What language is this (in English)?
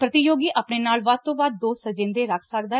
Punjabi